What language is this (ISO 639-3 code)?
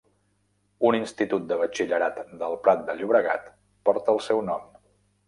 cat